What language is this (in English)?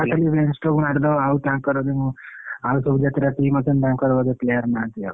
Odia